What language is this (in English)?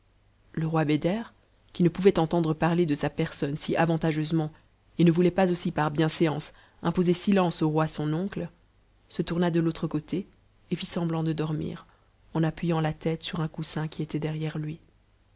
French